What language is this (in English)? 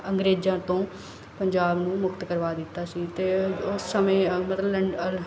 Punjabi